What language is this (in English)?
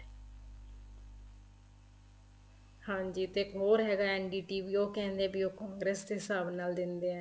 Punjabi